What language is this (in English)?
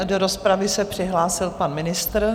Czech